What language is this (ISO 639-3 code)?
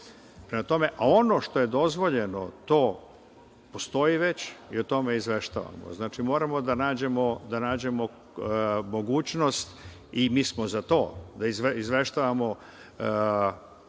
srp